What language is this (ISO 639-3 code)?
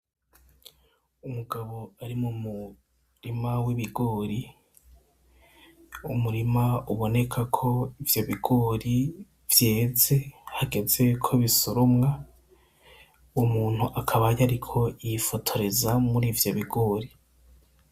run